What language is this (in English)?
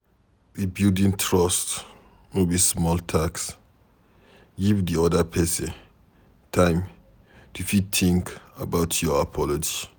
Nigerian Pidgin